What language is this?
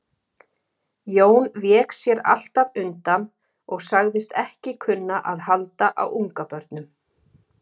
Icelandic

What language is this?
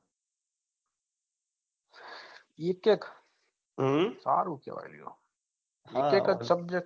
Gujarati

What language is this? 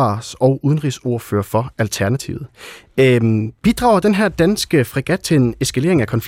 Danish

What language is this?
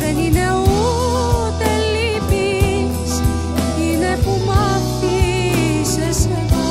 Greek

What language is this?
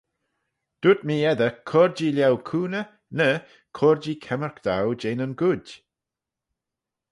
Manx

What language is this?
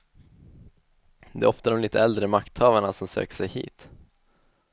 Swedish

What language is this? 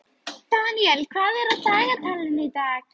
Icelandic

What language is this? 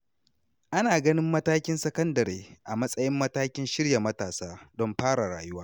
Hausa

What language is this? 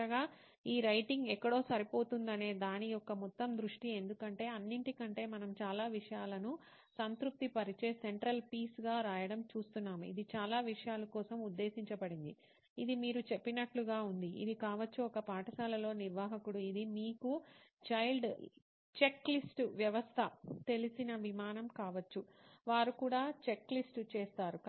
Telugu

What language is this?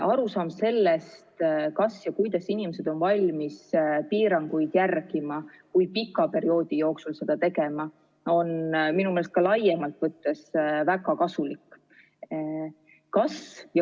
Estonian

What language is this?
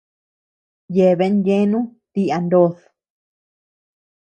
Tepeuxila Cuicatec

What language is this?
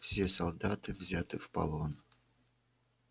Russian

